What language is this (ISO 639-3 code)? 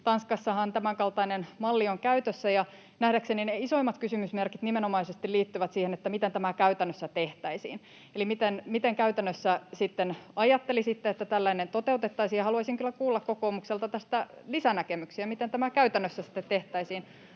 fin